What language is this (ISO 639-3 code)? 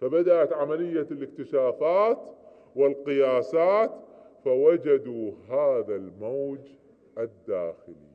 ara